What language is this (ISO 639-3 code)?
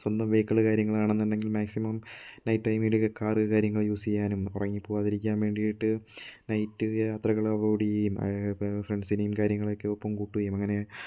mal